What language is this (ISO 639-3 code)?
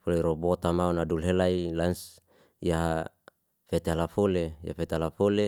ste